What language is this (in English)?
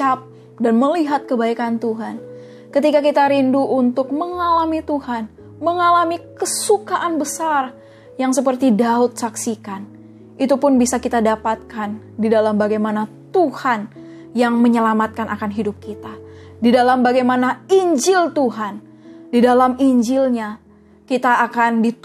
Indonesian